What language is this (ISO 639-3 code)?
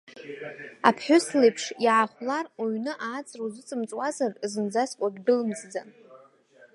abk